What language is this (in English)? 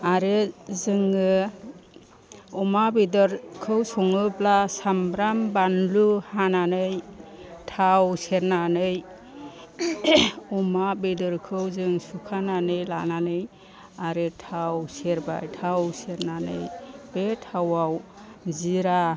Bodo